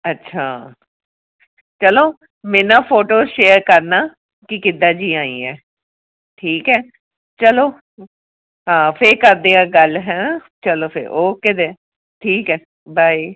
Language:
Punjabi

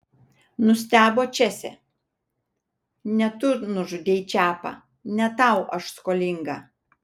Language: Lithuanian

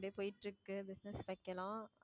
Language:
Tamil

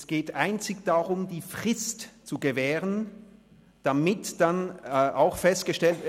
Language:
Swiss German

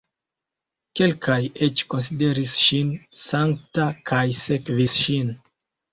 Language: Esperanto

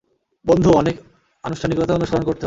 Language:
Bangla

